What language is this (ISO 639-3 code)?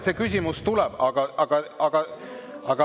est